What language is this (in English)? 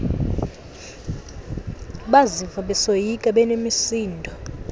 Xhosa